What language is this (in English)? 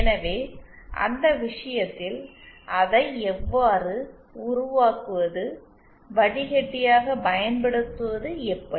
Tamil